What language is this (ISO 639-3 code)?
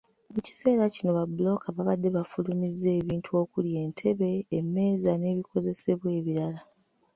lug